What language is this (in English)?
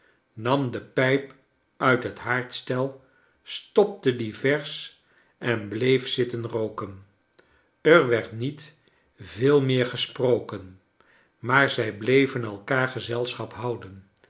Dutch